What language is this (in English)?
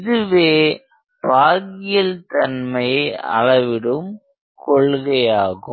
Tamil